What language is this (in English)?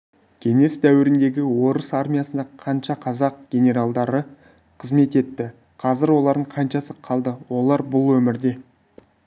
Kazakh